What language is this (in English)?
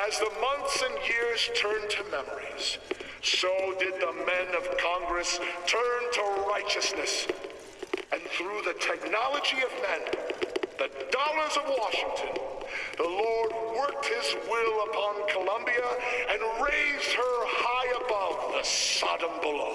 Turkish